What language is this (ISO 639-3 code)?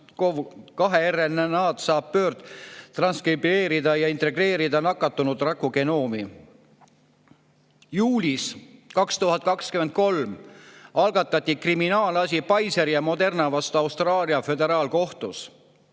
est